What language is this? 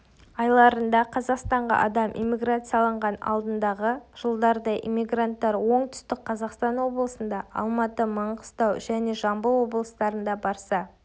Kazakh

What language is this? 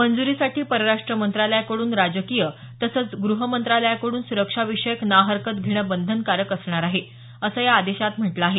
Marathi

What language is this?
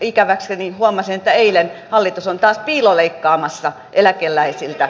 Finnish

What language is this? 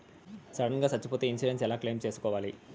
Telugu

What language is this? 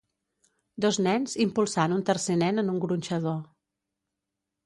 Catalan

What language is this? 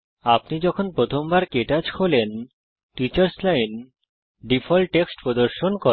Bangla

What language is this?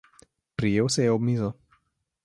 Slovenian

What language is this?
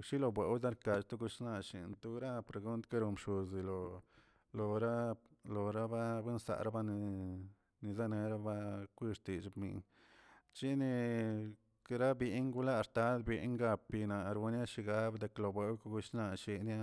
Tilquiapan Zapotec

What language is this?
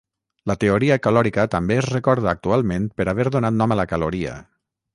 Catalan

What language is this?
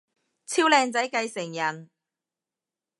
Cantonese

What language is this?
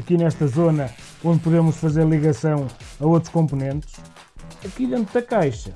Portuguese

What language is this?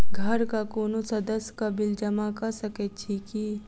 Maithili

